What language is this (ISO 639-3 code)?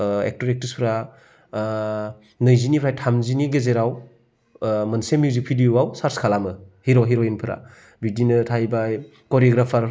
brx